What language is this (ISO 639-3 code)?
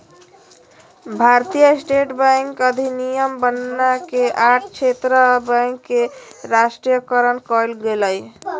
mag